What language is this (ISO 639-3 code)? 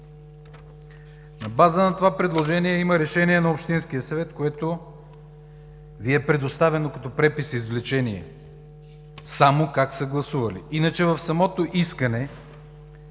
bul